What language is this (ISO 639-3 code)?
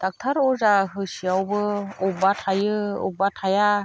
brx